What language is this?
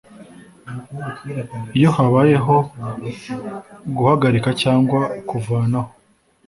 Kinyarwanda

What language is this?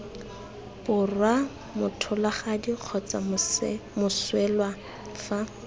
Tswana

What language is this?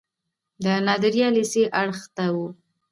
Pashto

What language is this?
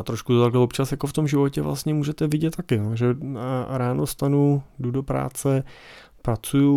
Czech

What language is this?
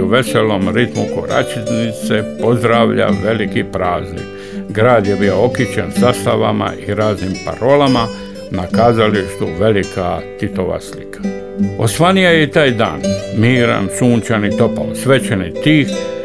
Croatian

